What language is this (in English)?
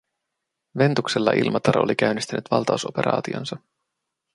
Finnish